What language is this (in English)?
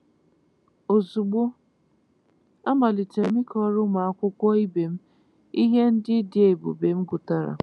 Igbo